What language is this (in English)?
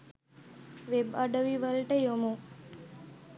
Sinhala